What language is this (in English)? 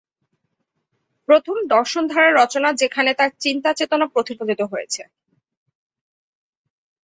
Bangla